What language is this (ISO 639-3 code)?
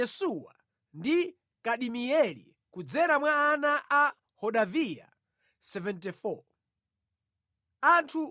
nya